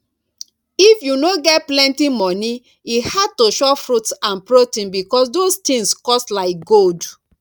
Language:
Nigerian Pidgin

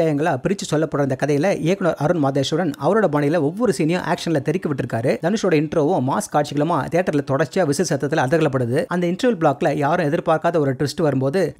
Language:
Danish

